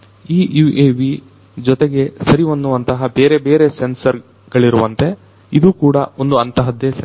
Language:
Kannada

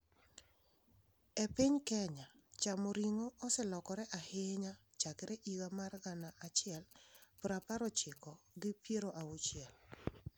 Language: Luo (Kenya and Tanzania)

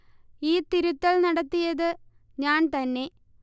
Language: Malayalam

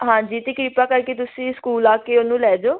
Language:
Punjabi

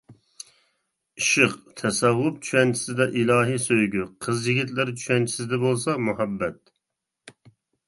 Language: Uyghur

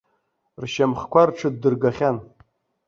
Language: Abkhazian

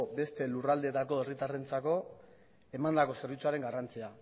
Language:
Basque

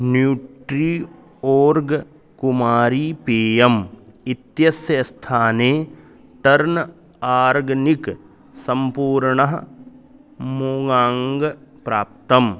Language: Sanskrit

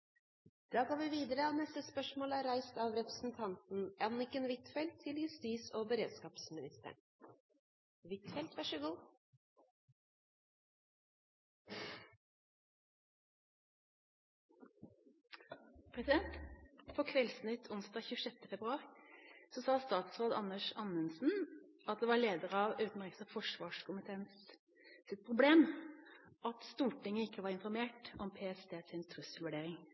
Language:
Norwegian Nynorsk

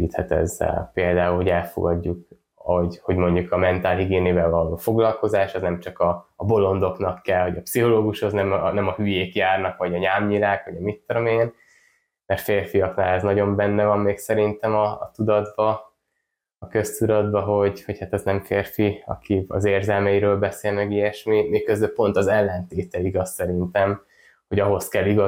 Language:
Hungarian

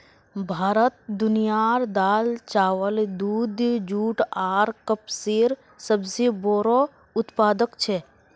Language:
Magahi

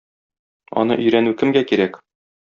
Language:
Tatar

